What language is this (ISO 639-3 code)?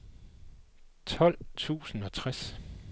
dan